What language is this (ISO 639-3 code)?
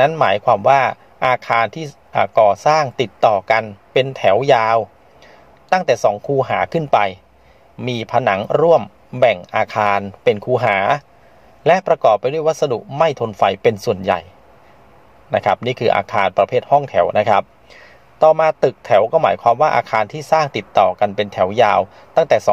tha